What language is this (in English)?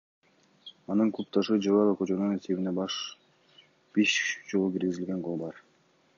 Kyrgyz